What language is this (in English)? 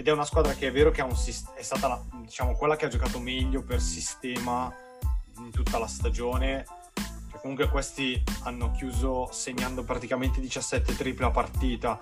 Italian